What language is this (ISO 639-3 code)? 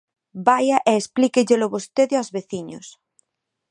glg